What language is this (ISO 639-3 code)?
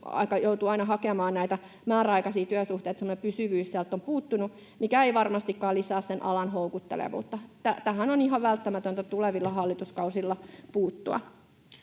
fin